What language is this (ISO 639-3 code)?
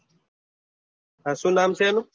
guj